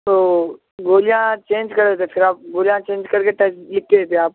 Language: Urdu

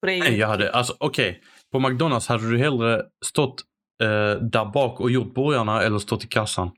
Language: Swedish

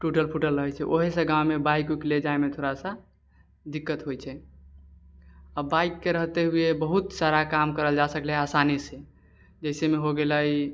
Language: Maithili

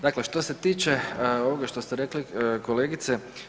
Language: Croatian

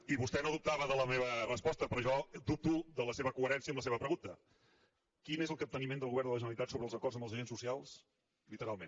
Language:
Catalan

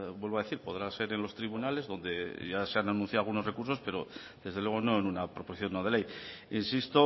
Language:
Spanish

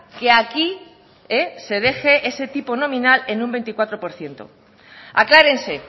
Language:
Spanish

